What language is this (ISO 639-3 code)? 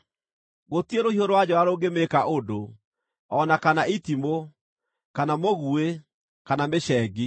kik